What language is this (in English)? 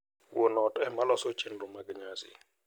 Luo (Kenya and Tanzania)